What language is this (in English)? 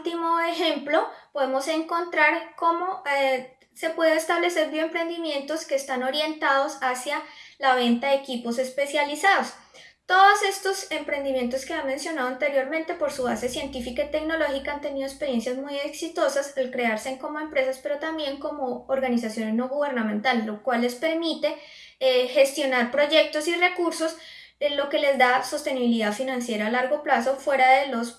Spanish